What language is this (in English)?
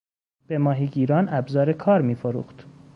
Persian